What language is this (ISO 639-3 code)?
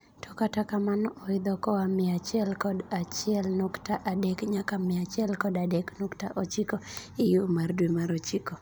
luo